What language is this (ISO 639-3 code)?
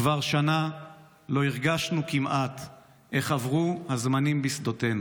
heb